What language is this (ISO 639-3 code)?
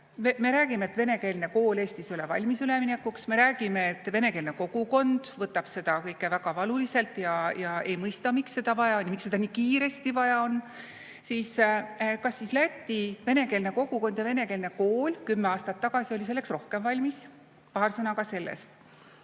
est